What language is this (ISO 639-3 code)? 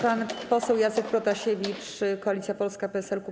pol